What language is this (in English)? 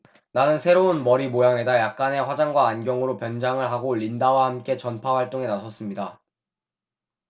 Korean